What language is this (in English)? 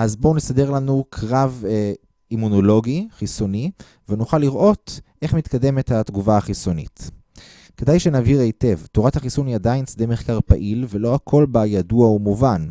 Hebrew